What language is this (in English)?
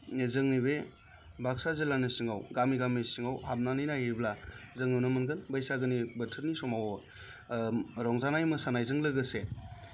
Bodo